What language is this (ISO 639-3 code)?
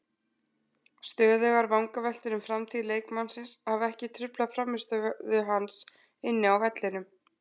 isl